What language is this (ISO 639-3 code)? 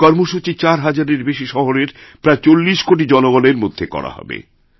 ben